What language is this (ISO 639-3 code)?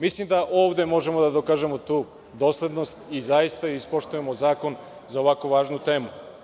srp